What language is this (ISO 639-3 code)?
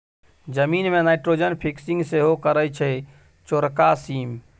mai